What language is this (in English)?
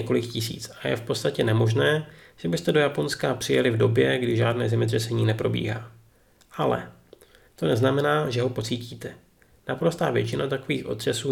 Czech